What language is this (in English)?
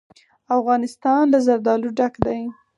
Pashto